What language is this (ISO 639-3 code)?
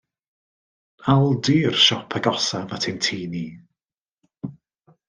cym